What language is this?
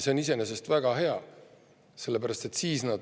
Estonian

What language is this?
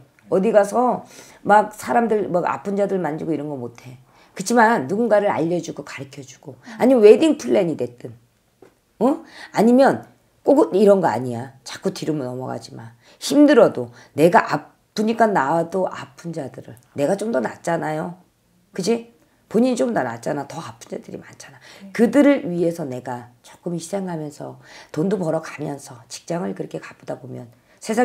Korean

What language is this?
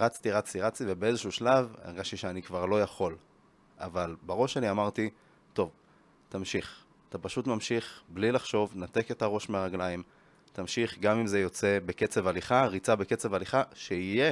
Hebrew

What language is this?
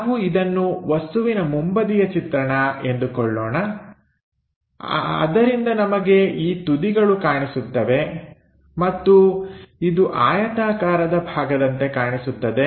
Kannada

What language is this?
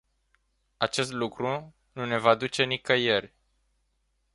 Romanian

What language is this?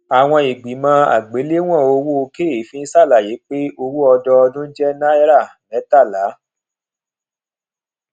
Yoruba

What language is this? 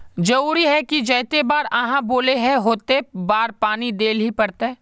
Magahi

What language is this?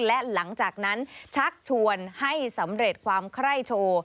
Thai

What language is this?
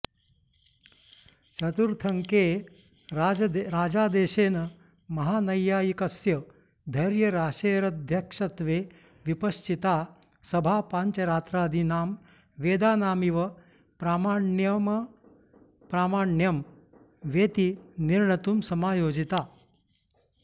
Sanskrit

